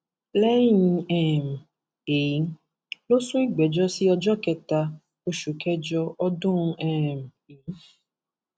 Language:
Yoruba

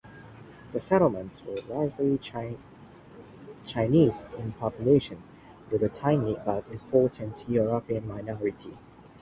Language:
English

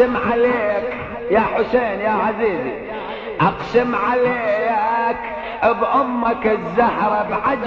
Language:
Arabic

